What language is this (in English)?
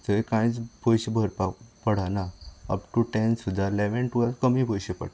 Konkani